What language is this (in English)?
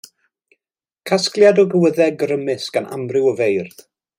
Welsh